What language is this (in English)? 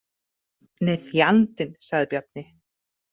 Icelandic